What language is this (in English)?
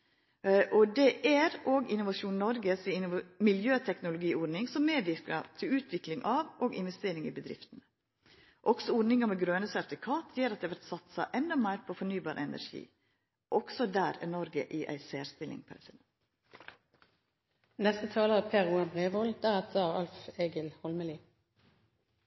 Norwegian Nynorsk